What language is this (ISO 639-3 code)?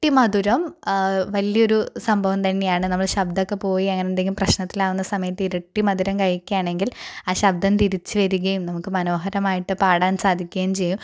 mal